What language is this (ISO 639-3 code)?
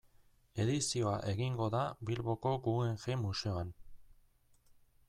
eus